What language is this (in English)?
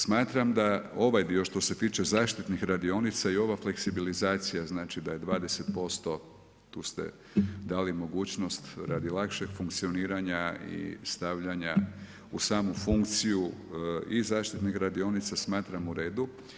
Croatian